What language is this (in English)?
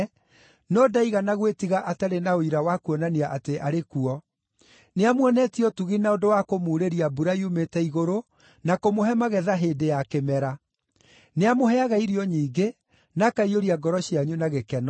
Kikuyu